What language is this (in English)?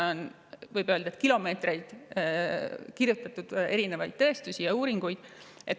Estonian